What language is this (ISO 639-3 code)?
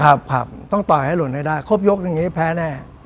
tha